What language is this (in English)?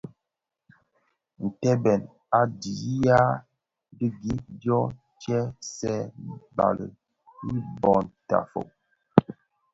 Bafia